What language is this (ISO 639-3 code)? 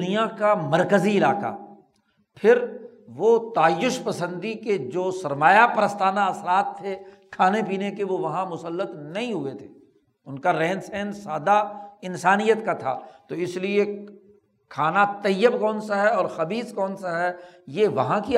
urd